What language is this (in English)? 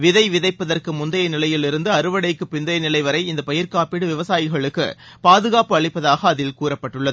Tamil